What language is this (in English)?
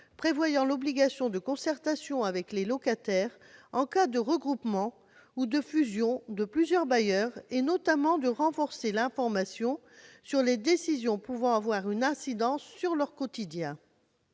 French